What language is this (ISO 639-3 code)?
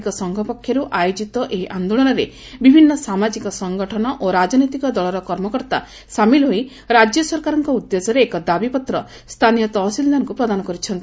ori